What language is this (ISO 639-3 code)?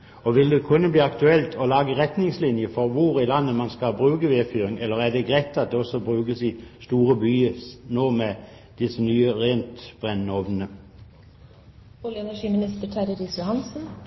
nob